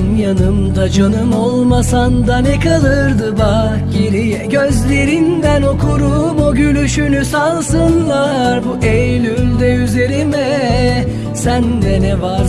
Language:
Turkish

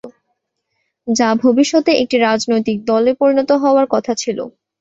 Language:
Bangla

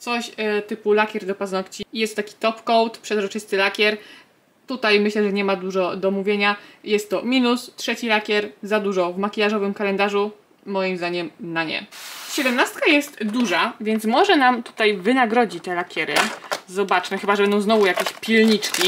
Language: Polish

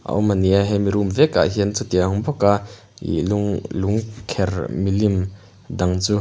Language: Mizo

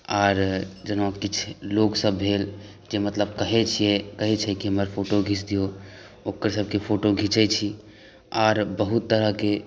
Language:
Maithili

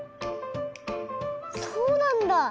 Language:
Japanese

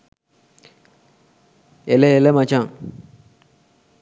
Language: Sinhala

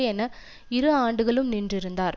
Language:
Tamil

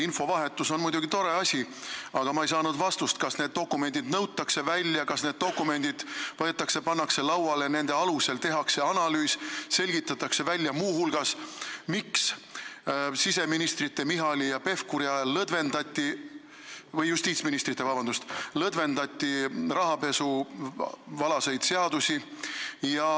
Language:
Estonian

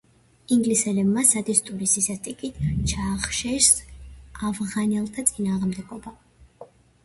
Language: Georgian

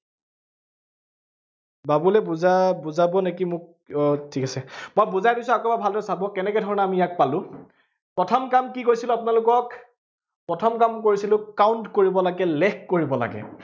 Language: Assamese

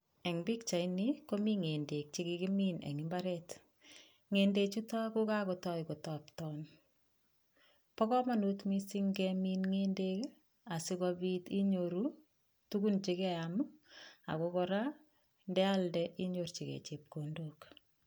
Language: Kalenjin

